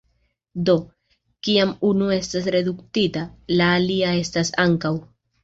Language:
Esperanto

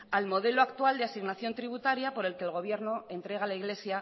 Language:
Spanish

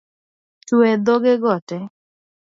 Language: Luo (Kenya and Tanzania)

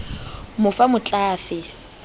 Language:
Southern Sotho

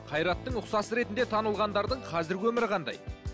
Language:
Kazakh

